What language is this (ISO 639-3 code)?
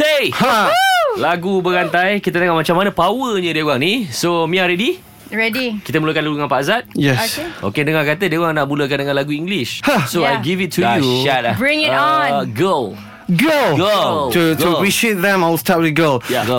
msa